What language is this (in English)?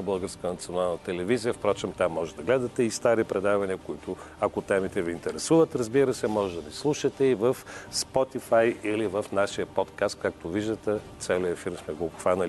Bulgarian